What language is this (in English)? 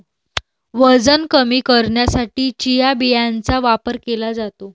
Marathi